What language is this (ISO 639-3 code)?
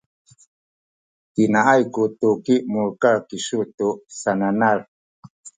szy